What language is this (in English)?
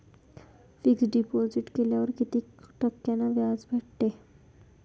Marathi